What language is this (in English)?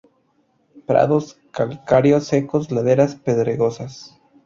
Spanish